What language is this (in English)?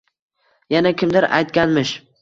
Uzbek